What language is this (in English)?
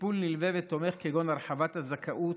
Hebrew